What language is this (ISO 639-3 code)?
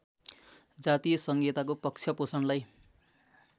nep